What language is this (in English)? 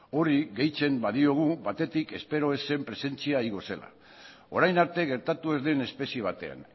Basque